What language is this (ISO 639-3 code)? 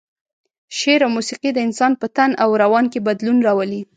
pus